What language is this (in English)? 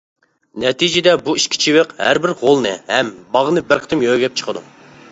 Uyghur